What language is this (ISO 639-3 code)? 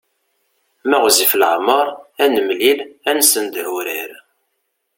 kab